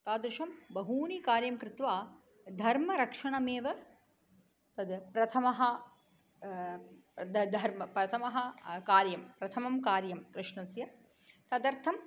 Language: Sanskrit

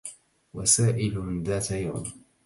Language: Arabic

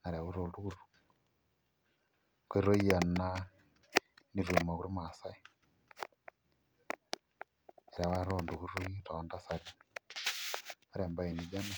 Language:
Masai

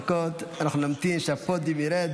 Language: Hebrew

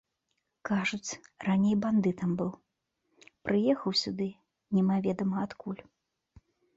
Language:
Belarusian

